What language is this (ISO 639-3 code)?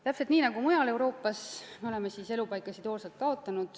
est